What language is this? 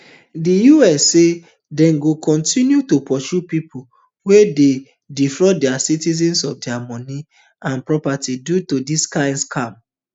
Nigerian Pidgin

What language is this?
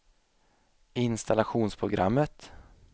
Swedish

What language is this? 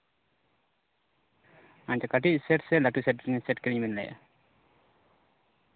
Santali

